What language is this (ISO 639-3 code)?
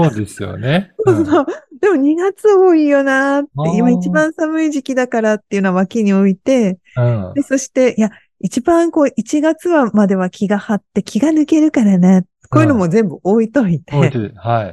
jpn